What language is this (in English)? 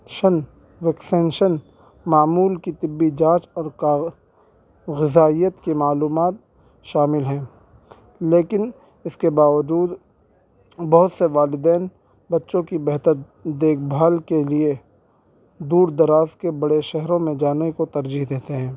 Urdu